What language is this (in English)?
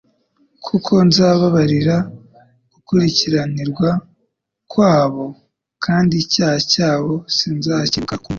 Kinyarwanda